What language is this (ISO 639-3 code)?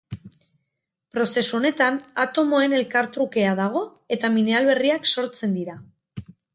eus